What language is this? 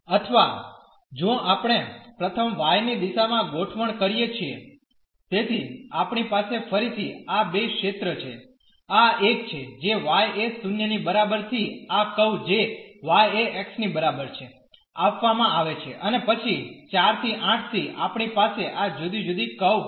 Gujarati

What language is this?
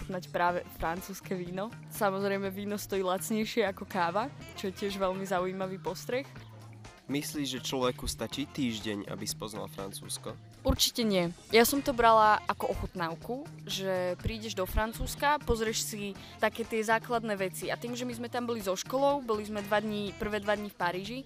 Slovak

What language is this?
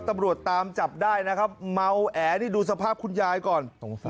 Thai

